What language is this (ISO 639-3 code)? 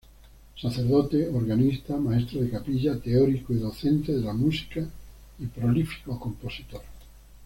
spa